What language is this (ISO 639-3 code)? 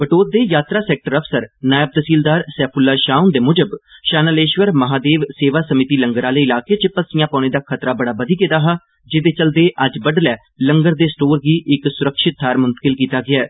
doi